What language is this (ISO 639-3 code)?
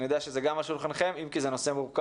heb